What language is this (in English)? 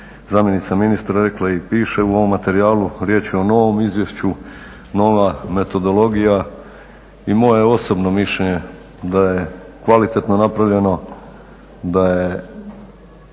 Croatian